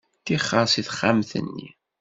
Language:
Kabyle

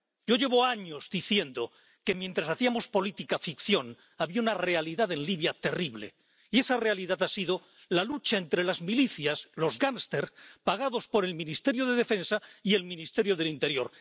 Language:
Spanish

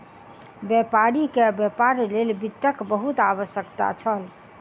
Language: Maithili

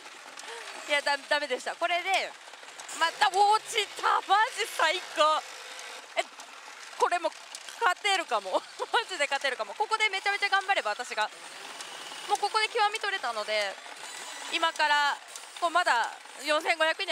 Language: Japanese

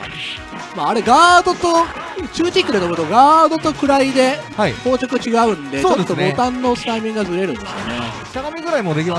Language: Japanese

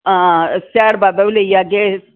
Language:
Dogri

